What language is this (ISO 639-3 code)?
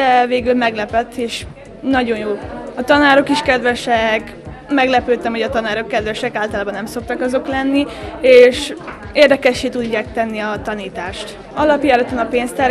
hun